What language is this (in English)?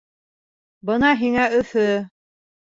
Bashkir